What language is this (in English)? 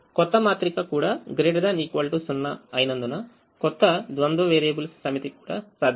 Telugu